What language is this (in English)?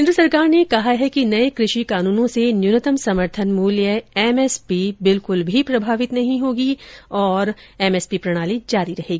Hindi